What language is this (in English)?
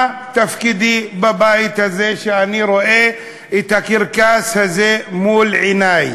Hebrew